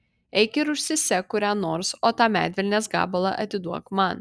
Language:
Lithuanian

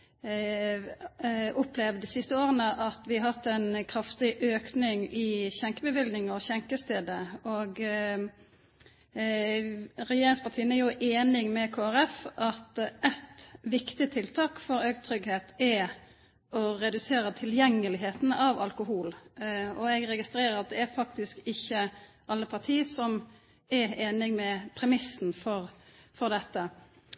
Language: Norwegian Nynorsk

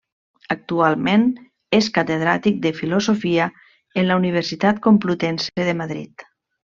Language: Catalan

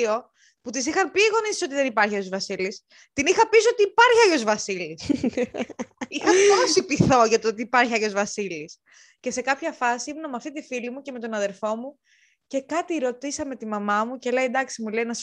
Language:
Greek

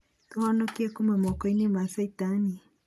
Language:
Kikuyu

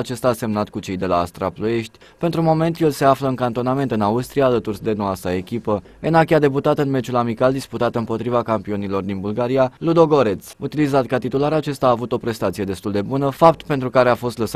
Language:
Romanian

